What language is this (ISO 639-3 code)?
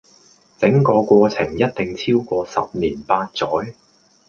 yue